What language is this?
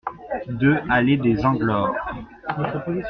French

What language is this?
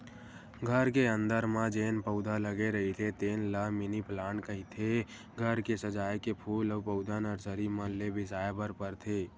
Chhattisgarhi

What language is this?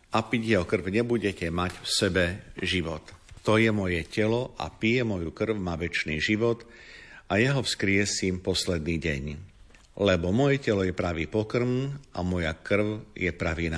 Slovak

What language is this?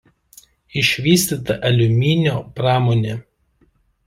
Lithuanian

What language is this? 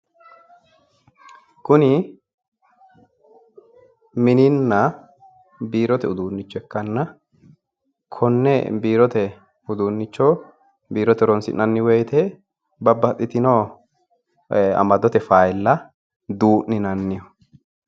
Sidamo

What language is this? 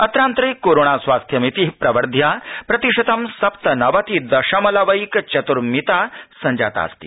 Sanskrit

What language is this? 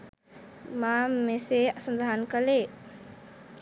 Sinhala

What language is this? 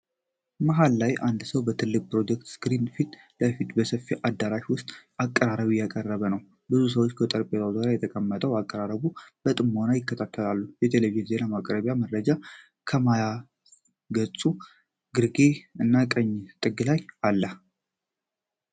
Amharic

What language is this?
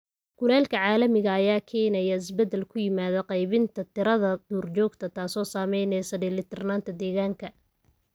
Somali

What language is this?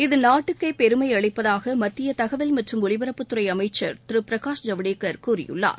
Tamil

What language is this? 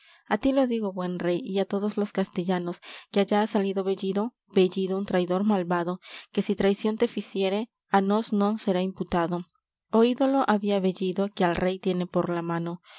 Spanish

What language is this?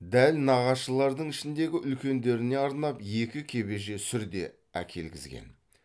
Kazakh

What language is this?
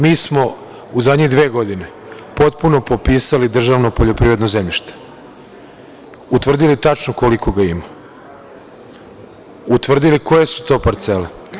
Serbian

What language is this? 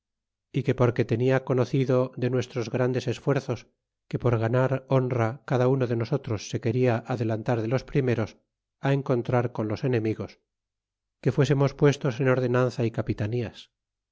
Spanish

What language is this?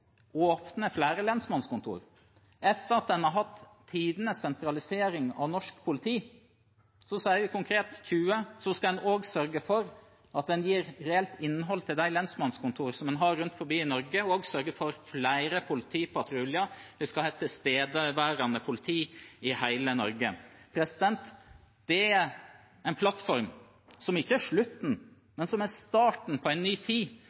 Norwegian Bokmål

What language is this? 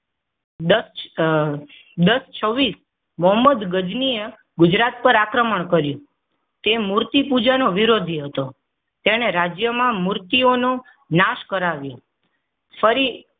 Gujarati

